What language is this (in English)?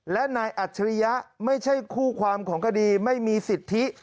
Thai